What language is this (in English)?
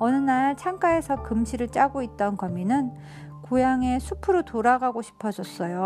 Korean